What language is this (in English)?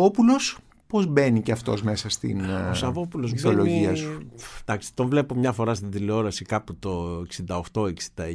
Greek